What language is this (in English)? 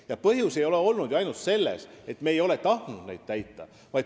Estonian